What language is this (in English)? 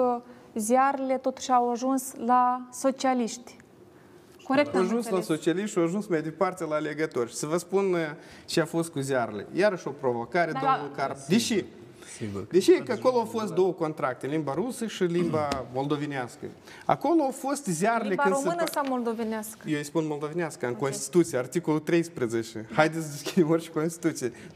Romanian